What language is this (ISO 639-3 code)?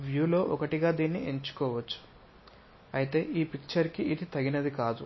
tel